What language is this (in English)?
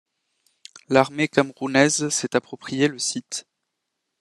French